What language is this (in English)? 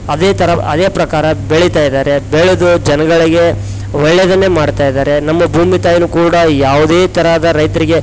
Kannada